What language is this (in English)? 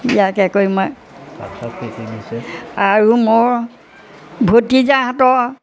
Assamese